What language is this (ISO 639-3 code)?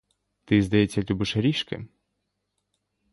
ukr